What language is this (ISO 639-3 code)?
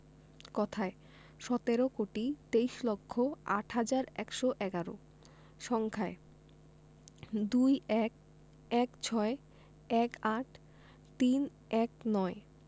ben